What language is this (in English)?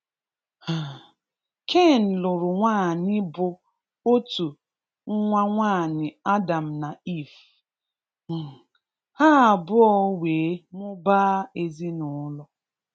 Igbo